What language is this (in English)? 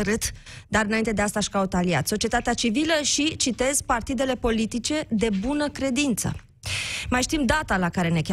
Romanian